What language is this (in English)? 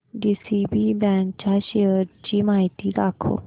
Marathi